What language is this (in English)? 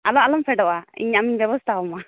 Santali